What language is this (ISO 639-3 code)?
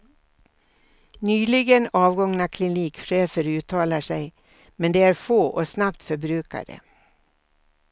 swe